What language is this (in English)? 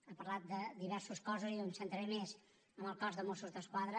Catalan